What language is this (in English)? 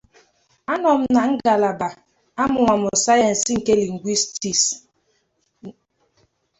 Igbo